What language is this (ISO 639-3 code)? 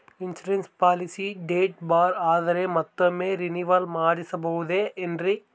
kan